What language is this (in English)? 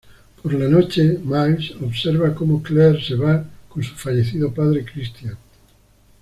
Spanish